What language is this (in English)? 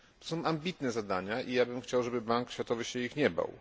Polish